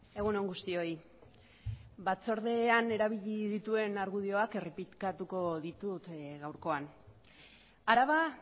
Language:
Basque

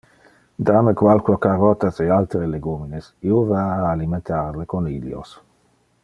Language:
Interlingua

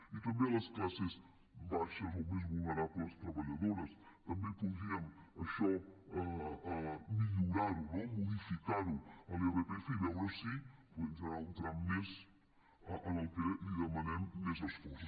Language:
Catalan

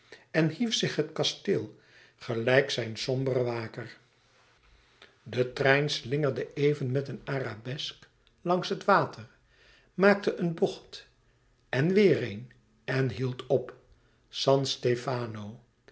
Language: Dutch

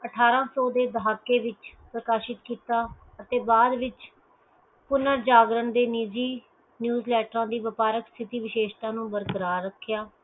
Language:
Punjabi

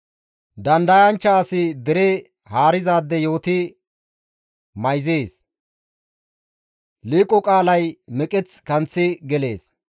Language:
Gamo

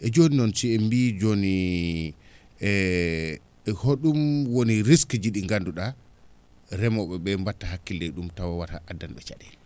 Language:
Fula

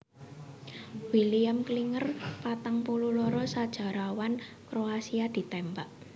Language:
Javanese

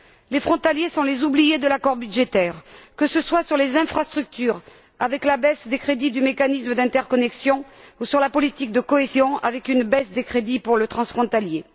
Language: French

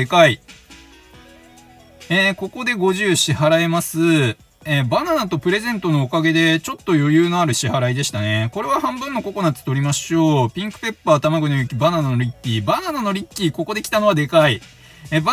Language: Japanese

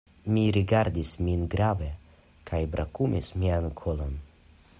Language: Esperanto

